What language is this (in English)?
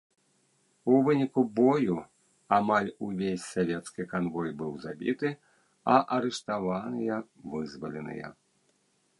Belarusian